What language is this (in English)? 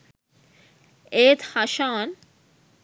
Sinhala